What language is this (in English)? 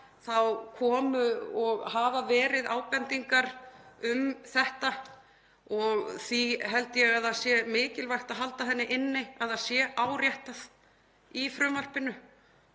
Icelandic